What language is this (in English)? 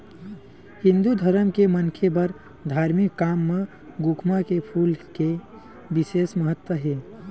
Chhattisgarhi